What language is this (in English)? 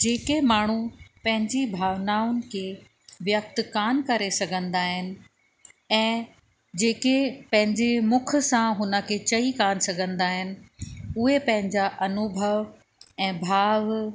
Sindhi